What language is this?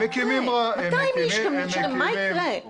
Hebrew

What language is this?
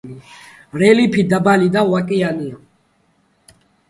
Georgian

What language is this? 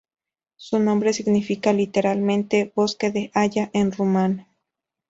Spanish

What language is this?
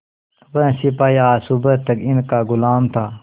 Hindi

